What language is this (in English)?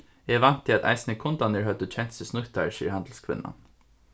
Faroese